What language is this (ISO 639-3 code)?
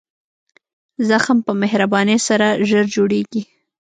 pus